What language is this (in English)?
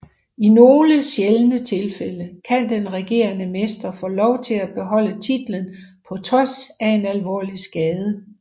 Danish